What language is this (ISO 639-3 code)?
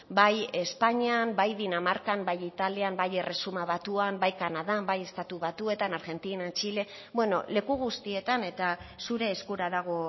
eus